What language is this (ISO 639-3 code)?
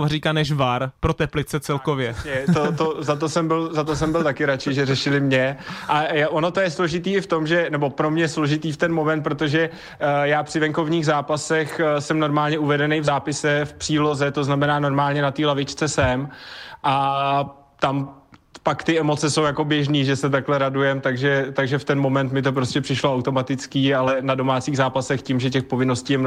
ces